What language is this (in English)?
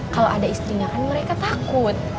Indonesian